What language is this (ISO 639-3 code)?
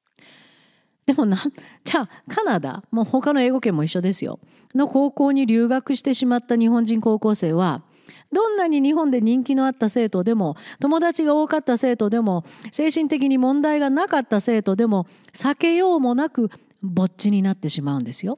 jpn